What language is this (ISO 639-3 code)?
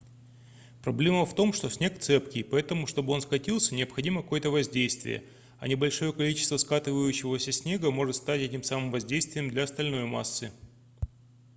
rus